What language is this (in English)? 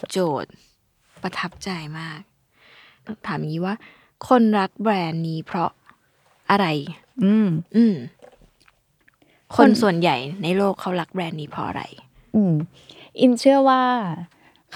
Thai